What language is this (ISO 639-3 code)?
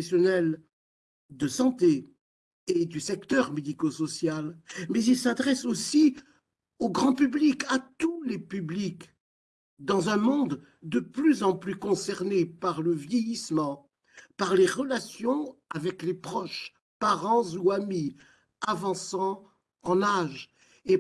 fra